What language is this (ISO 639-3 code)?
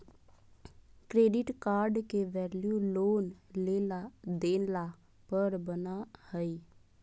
mag